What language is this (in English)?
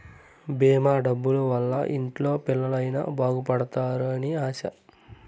Telugu